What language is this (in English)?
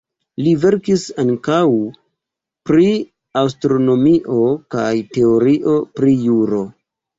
Esperanto